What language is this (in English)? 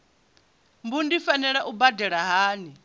Venda